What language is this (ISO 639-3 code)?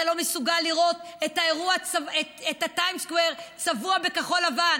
heb